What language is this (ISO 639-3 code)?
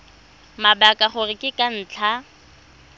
tsn